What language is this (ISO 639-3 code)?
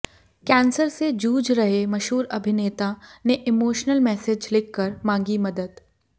hin